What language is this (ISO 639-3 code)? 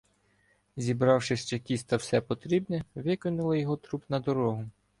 ukr